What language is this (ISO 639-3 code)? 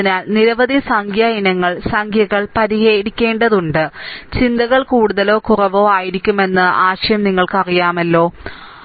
mal